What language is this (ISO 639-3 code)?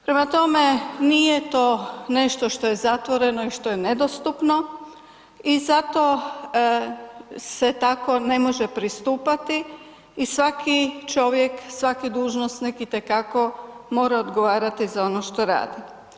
hrv